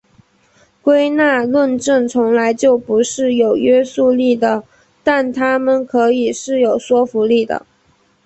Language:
Chinese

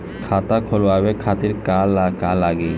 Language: Bhojpuri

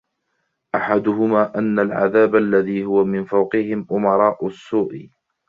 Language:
Arabic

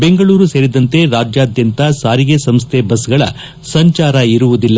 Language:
Kannada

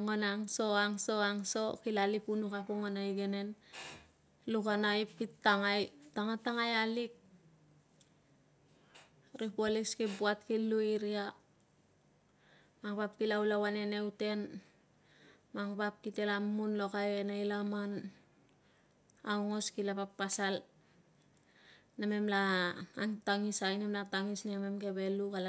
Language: Tungag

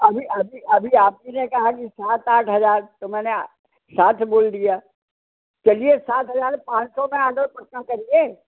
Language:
Hindi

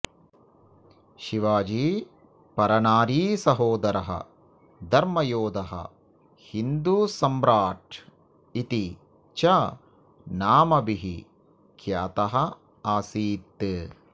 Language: Sanskrit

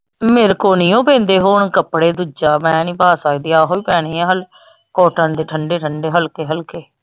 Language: Punjabi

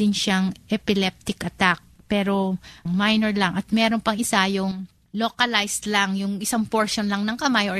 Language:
Filipino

